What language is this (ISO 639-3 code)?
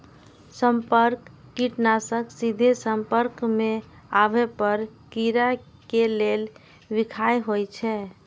mai